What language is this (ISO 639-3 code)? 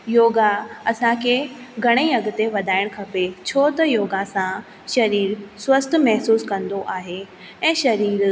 snd